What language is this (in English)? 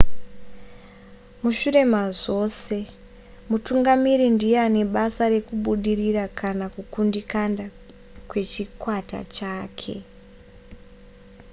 Shona